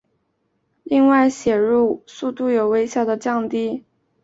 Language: Chinese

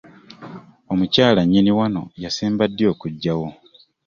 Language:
Ganda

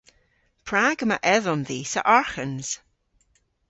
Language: Cornish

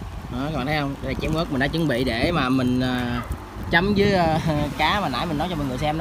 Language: Vietnamese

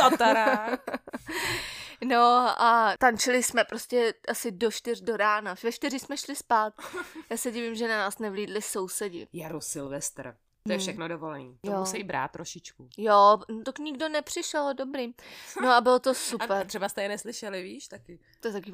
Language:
Czech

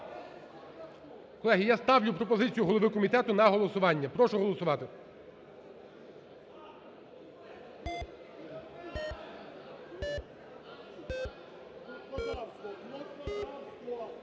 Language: Ukrainian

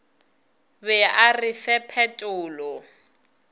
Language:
Northern Sotho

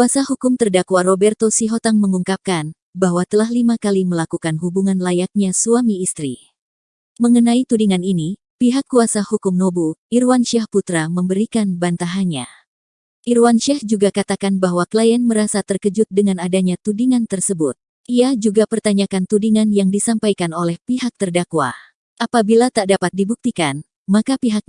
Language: Indonesian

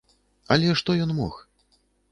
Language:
Belarusian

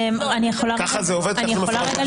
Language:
Hebrew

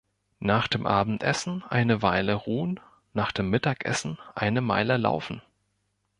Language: German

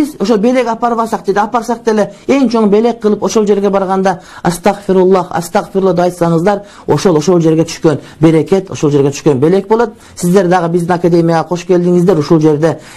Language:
Turkish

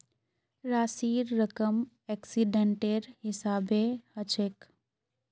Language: Magahi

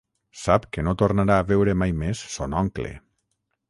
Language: Catalan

